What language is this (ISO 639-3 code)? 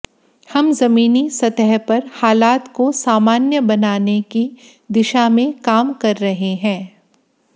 hin